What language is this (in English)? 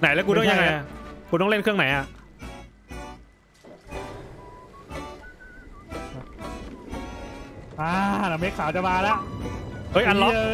Thai